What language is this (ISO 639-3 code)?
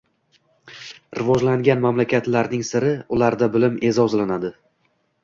uzb